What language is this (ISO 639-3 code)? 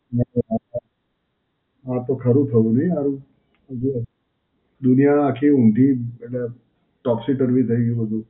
guj